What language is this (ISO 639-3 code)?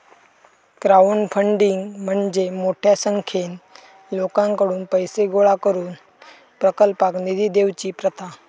mar